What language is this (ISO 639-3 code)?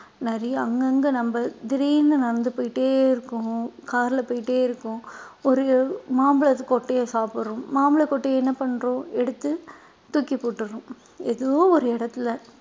tam